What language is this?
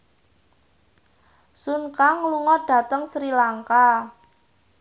Javanese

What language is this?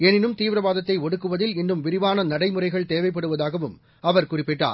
Tamil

